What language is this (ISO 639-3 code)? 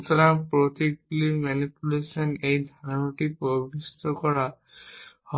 ben